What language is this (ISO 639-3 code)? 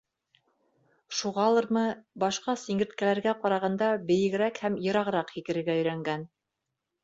bak